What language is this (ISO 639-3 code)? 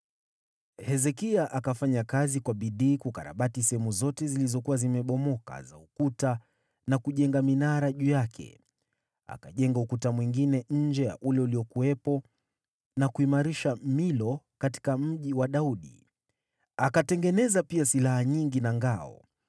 swa